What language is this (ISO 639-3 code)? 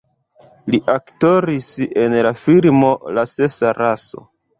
epo